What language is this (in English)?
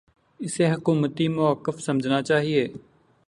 Urdu